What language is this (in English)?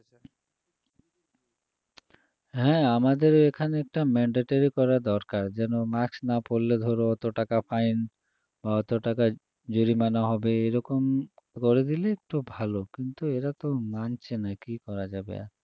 Bangla